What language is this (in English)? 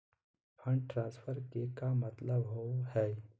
Magahi